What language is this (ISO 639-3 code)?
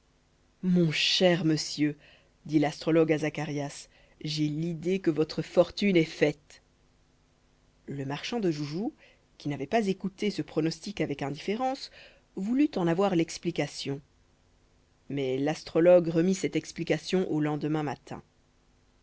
fra